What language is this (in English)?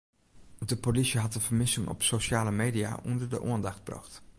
Western Frisian